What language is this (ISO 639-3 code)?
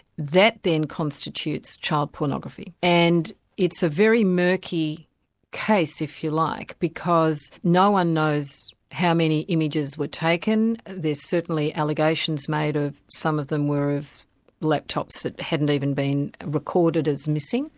eng